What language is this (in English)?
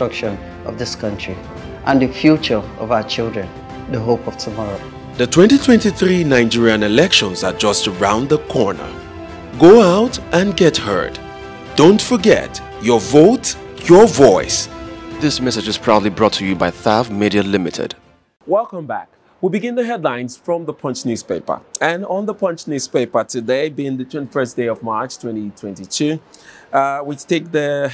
English